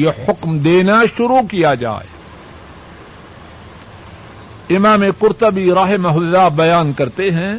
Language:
Urdu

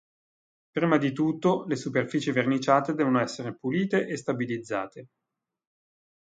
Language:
Italian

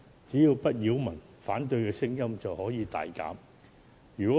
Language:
Cantonese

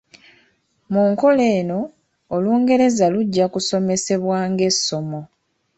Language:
Ganda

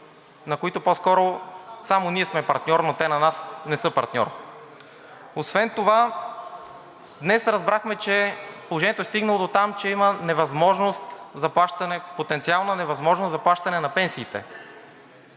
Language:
Bulgarian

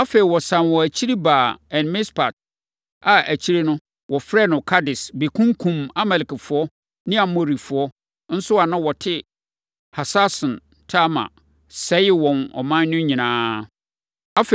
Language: Akan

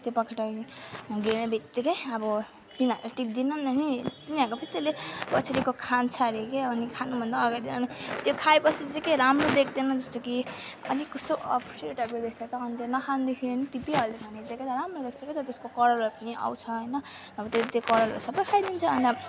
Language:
Nepali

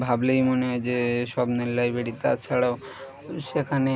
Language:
Bangla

